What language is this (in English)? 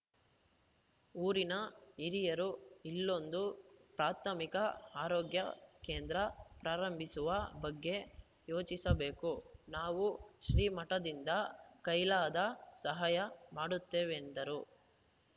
Kannada